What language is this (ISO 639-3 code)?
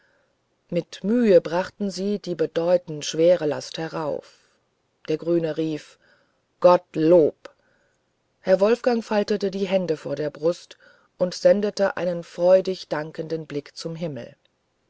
deu